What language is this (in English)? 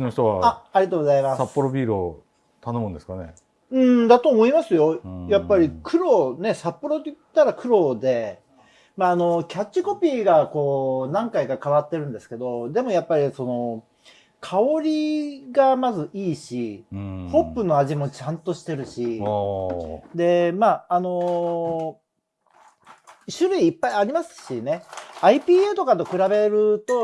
Japanese